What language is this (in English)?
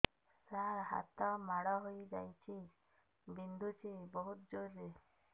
Odia